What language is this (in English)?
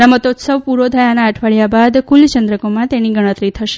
Gujarati